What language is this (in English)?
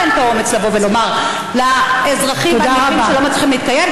Hebrew